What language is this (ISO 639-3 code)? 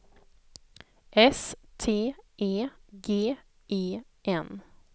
swe